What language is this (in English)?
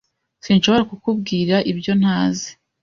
Kinyarwanda